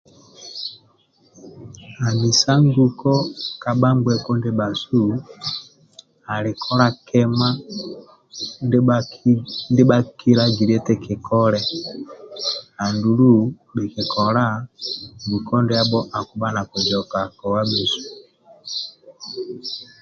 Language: Amba (Uganda)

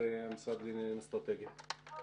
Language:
Hebrew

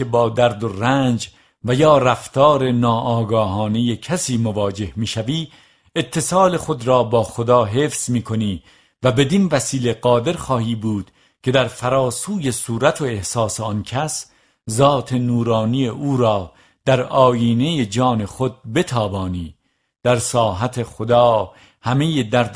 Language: Persian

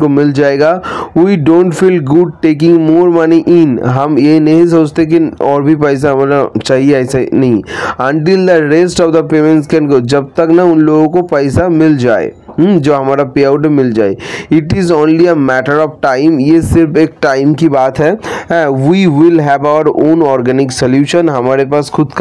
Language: Hindi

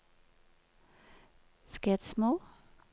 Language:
Norwegian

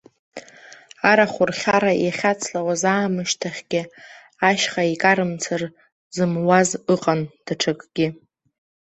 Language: Abkhazian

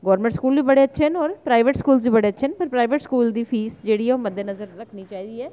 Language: Dogri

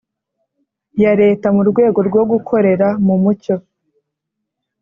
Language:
Kinyarwanda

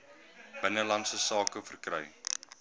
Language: Afrikaans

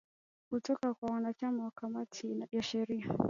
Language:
Swahili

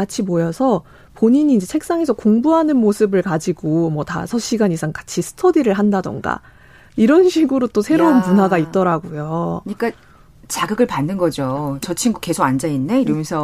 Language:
Korean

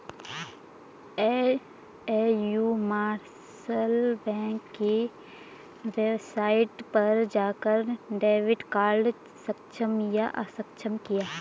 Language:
Hindi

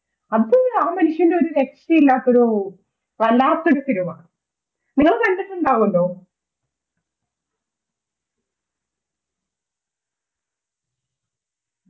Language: Malayalam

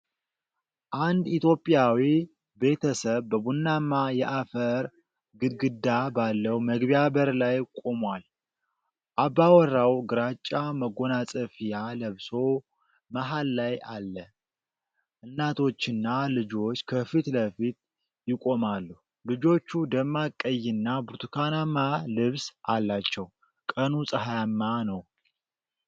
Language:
Amharic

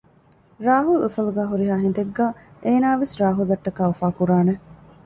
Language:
Divehi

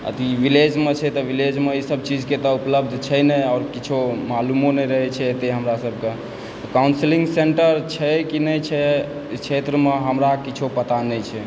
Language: Maithili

